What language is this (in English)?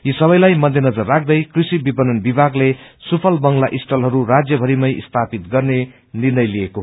Nepali